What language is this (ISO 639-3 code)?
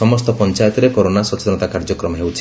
ori